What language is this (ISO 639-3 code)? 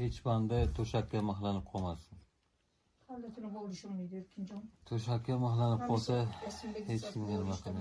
tur